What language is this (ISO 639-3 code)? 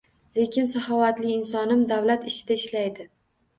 uzb